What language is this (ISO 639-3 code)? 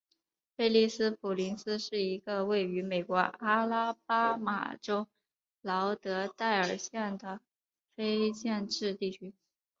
zho